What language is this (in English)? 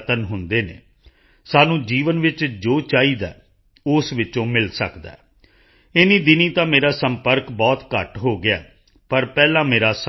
Punjabi